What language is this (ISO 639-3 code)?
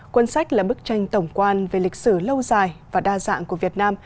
vie